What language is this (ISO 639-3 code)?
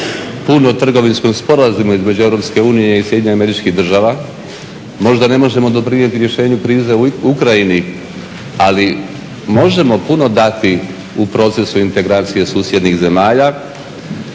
hrv